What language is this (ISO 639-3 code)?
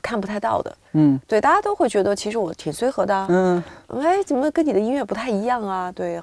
zho